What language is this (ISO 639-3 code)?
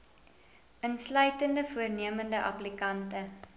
afr